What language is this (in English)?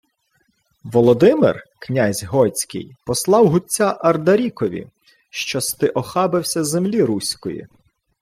Ukrainian